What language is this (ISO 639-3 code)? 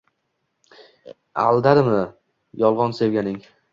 uzb